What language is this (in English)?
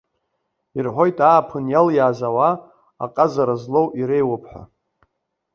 Abkhazian